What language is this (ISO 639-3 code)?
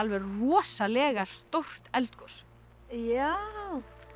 isl